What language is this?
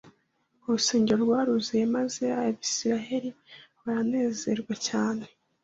Kinyarwanda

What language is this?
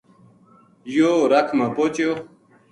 Gujari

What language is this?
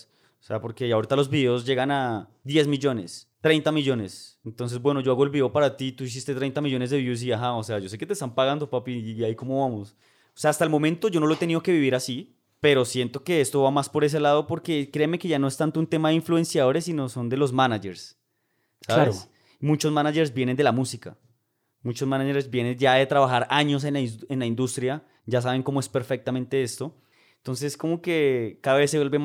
Spanish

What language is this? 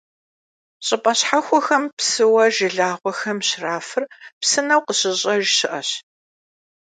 Kabardian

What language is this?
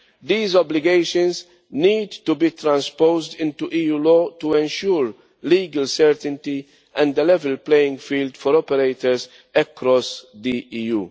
English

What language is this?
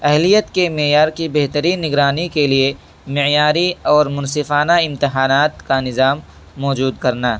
Urdu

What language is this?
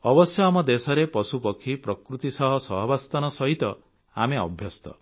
Odia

